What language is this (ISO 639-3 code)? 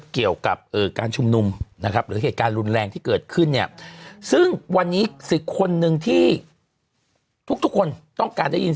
tha